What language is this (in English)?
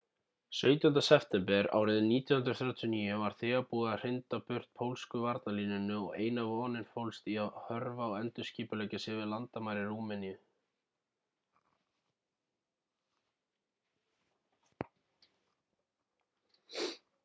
Icelandic